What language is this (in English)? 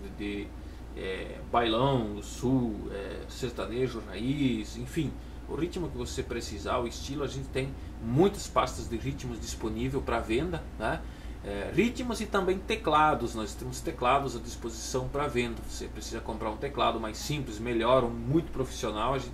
Portuguese